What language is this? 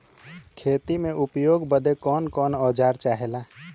Bhojpuri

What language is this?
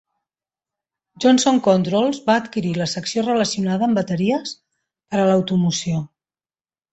Catalan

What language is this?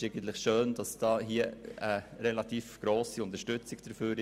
Swiss German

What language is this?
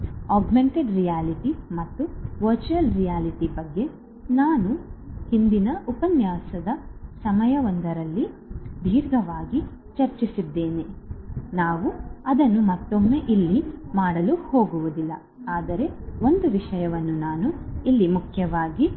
Kannada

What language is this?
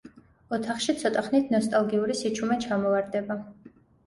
Georgian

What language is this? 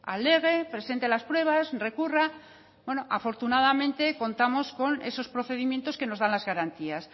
Spanish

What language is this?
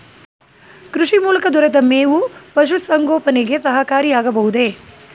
Kannada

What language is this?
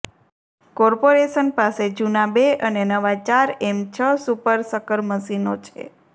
Gujarati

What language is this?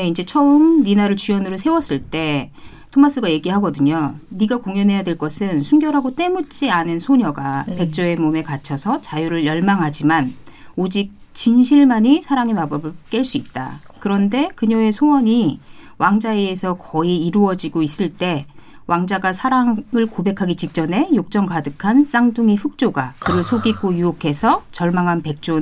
Korean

